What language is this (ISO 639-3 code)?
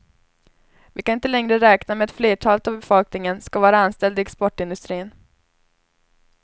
swe